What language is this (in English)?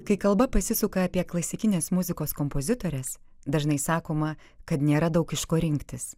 Lithuanian